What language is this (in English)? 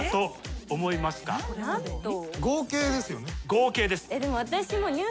Japanese